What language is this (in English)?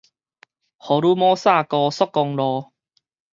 Min Nan Chinese